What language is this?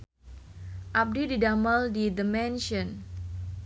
Sundanese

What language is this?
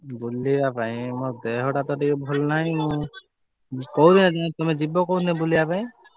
Odia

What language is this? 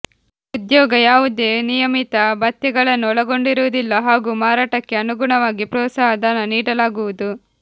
Kannada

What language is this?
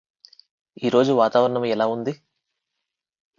Telugu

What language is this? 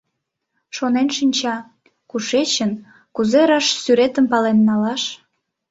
Mari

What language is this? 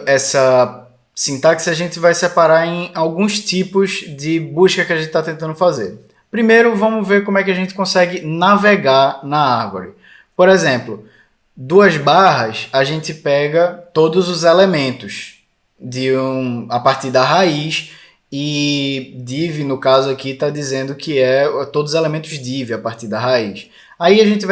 Portuguese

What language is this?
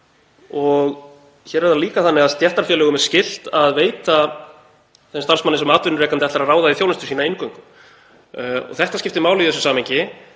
Icelandic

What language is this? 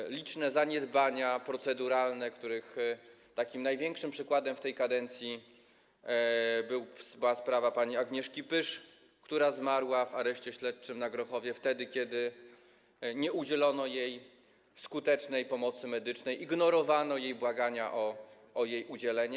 Polish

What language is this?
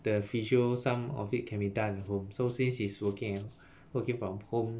English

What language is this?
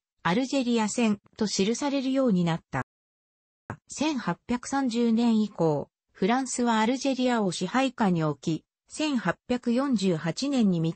Japanese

